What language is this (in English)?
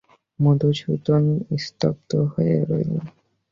Bangla